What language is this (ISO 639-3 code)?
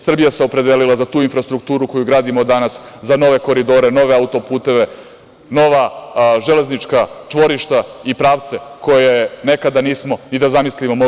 srp